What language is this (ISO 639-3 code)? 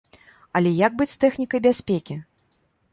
bel